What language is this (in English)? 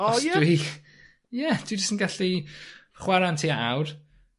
Welsh